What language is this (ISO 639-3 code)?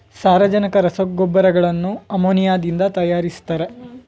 kan